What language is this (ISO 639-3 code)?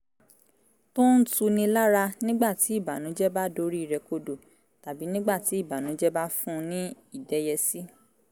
yor